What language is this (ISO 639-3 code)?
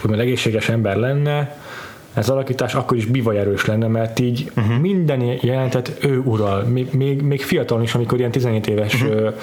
hun